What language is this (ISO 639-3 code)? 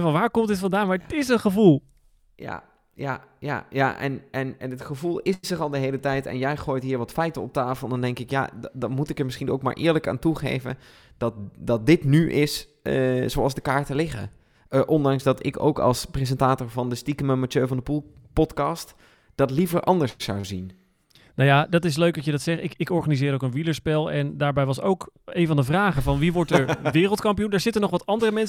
nld